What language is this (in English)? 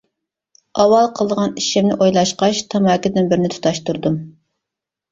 Uyghur